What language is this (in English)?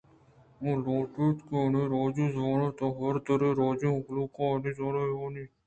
Eastern Balochi